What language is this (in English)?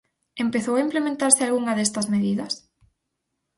Galician